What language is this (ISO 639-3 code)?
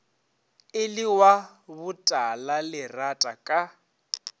nso